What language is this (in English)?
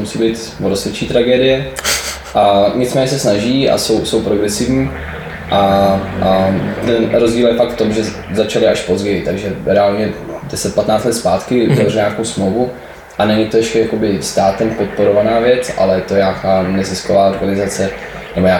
Czech